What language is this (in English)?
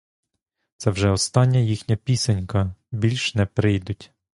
Ukrainian